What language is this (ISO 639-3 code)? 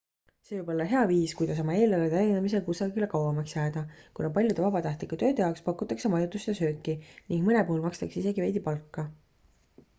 est